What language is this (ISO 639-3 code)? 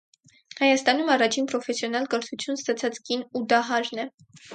hye